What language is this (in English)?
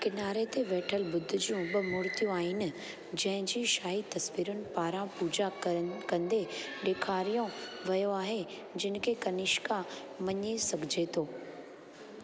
Sindhi